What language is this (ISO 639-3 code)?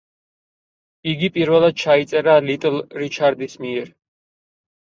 kat